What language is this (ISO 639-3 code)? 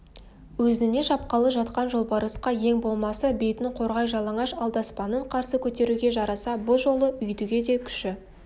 kaz